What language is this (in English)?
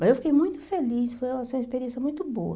Portuguese